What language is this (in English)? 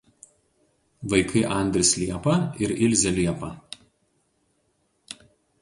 Lithuanian